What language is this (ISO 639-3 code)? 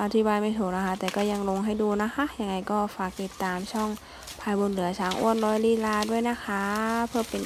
tha